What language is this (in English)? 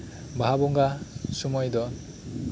Santali